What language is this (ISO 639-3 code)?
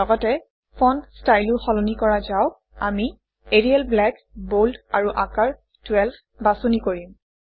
asm